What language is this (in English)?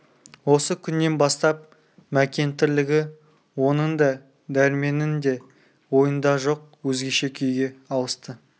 Kazakh